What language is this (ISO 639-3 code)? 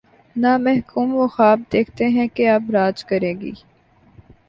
urd